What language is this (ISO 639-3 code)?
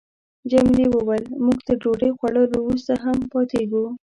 pus